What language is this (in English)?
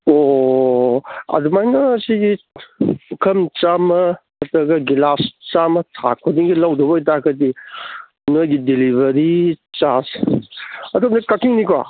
Manipuri